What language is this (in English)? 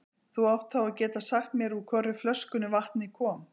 Icelandic